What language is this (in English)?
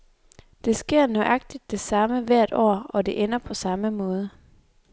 Danish